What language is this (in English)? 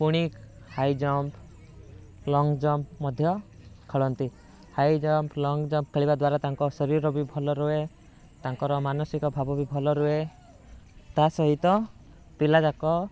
Odia